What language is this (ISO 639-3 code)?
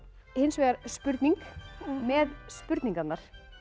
isl